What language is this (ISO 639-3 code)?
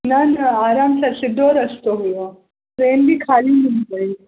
snd